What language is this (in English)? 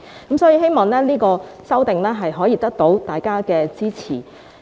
Cantonese